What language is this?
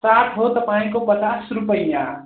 Nepali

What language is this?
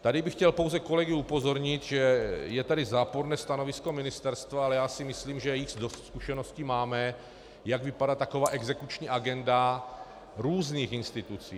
Czech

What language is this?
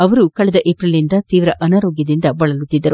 Kannada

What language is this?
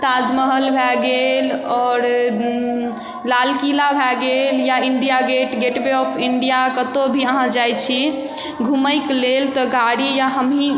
Maithili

